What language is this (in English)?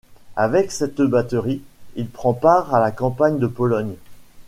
French